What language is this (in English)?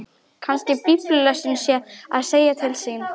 Icelandic